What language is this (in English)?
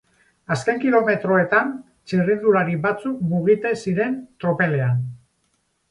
Basque